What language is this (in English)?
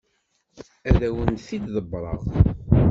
Kabyle